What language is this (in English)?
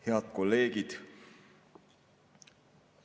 Estonian